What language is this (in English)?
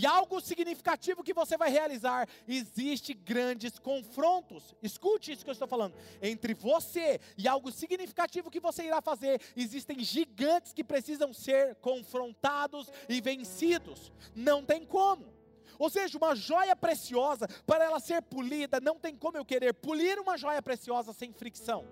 Portuguese